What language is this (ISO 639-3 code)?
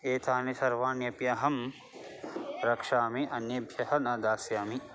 san